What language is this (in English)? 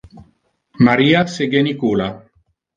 Interlingua